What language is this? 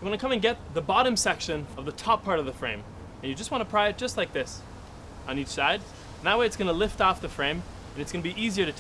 English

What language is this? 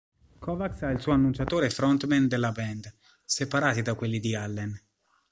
Italian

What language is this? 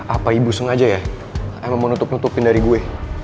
Indonesian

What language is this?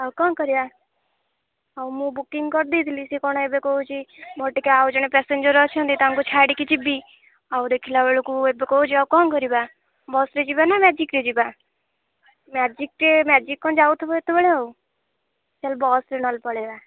Odia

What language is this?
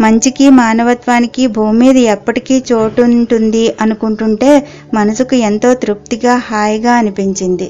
Telugu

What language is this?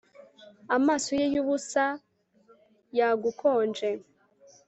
Kinyarwanda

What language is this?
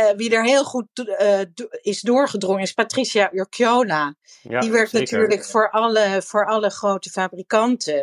Dutch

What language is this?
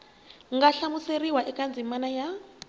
Tsonga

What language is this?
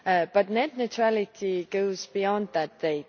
English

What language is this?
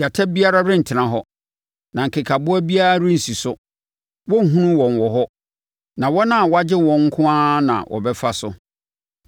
Akan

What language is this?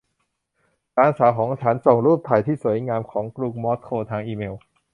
Thai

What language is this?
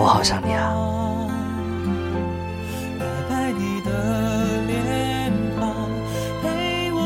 Chinese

